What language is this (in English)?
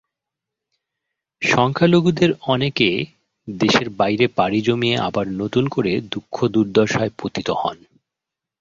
Bangla